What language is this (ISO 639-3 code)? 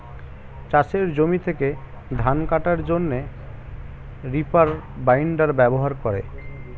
ben